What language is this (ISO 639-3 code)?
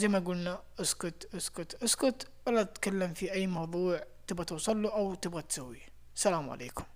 ara